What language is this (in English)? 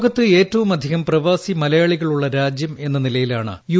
Malayalam